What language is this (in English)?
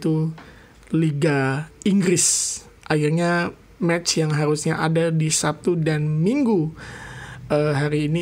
Indonesian